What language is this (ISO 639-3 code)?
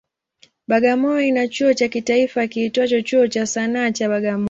swa